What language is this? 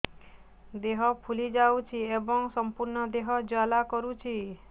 Odia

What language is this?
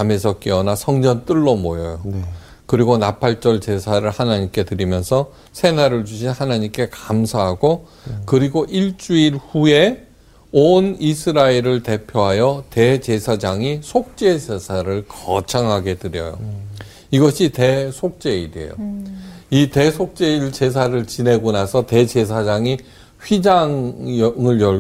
Korean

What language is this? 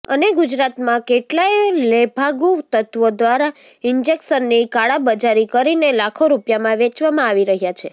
Gujarati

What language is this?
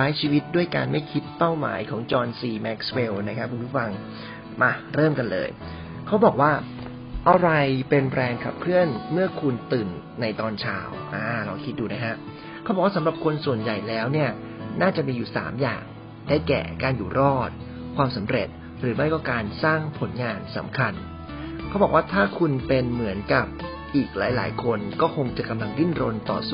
Thai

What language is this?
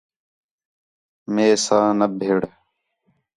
Khetrani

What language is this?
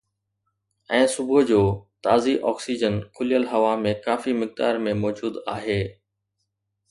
Sindhi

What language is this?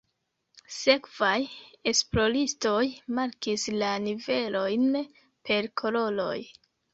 Esperanto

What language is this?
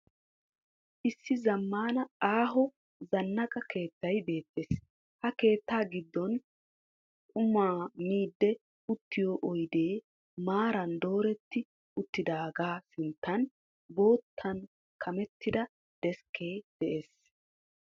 Wolaytta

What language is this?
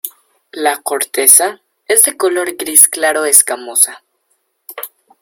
Spanish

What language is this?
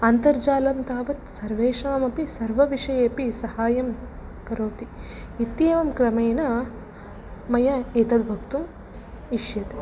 Sanskrit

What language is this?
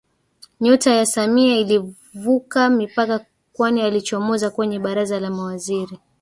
Swahili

